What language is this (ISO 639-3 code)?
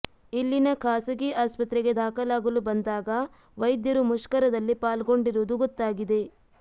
kan